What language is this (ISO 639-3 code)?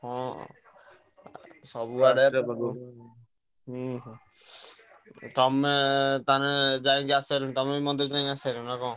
ori